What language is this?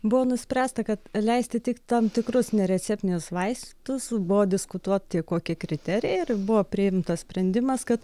Lithuanian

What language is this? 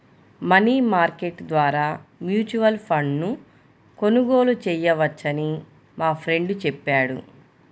Telugu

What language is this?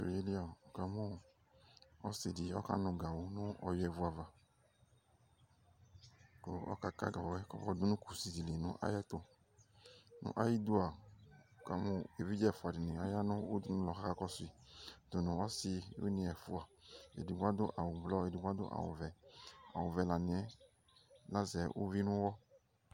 Ikposo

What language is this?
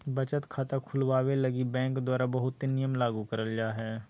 Magahi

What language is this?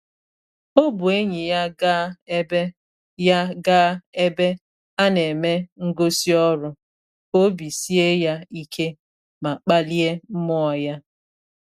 Igbo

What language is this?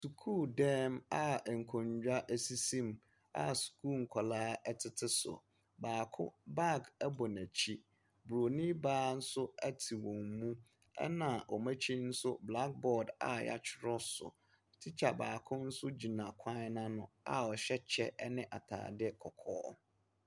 Akan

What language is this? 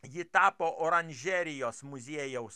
Lithuanian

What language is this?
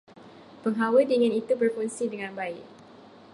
Malay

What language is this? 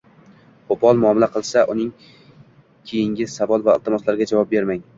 Uzbek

